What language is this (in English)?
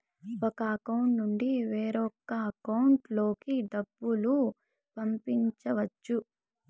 Telugu